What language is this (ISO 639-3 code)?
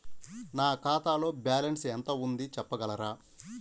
tel